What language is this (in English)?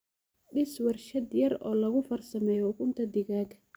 Somali